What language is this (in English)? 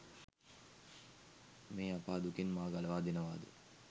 Sinhala